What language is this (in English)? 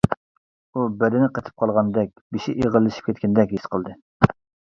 Uyghur